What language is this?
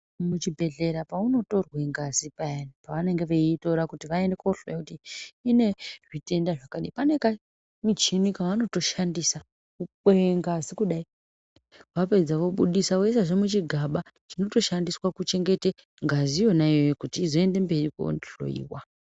Ndau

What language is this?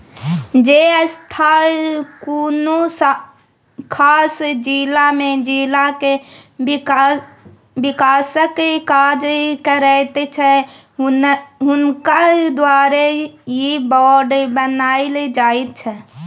Maithili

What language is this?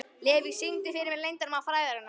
Icelandic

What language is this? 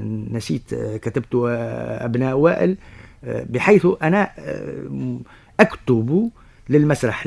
Arabic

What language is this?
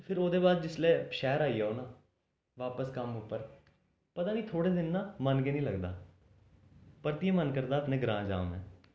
Dogri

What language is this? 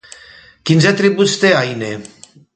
Catalan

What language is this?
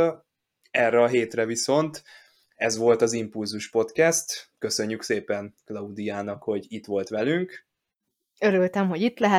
Hungarian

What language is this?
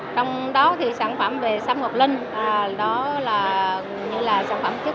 Vietnamese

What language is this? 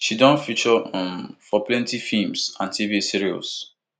Nigerian Pidgin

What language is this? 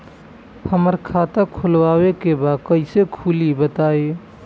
Bhojpuri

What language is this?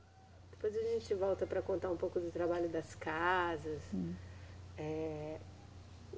Portuguese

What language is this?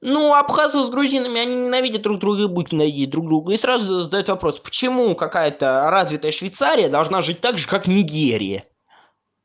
Russian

